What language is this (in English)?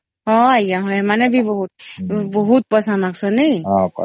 Odia